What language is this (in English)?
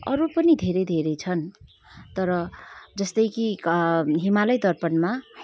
Nepali